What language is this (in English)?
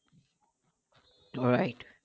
Bangla